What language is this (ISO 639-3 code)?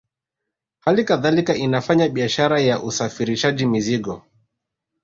swa